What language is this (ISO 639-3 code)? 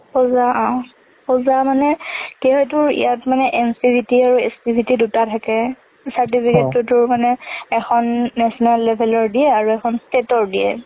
asm